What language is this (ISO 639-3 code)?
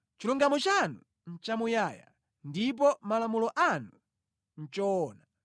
nya